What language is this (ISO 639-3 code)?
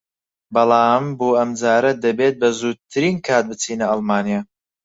ckb